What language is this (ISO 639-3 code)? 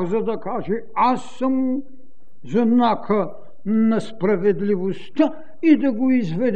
bul